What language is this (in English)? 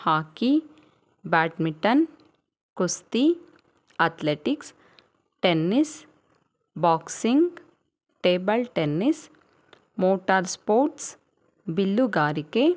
Kannada